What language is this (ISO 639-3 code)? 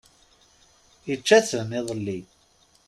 kab